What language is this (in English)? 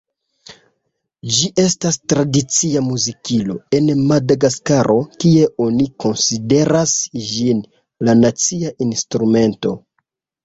Esperanto